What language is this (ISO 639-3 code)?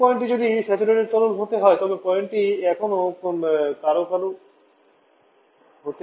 ben